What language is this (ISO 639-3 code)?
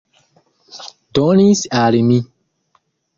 epo